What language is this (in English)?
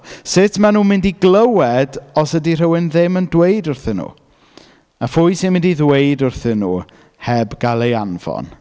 Welsh